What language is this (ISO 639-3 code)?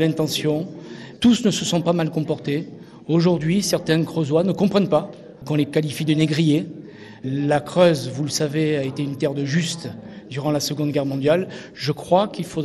fra